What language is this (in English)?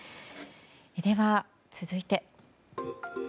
Japanese